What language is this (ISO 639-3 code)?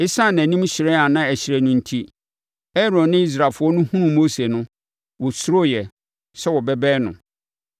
aka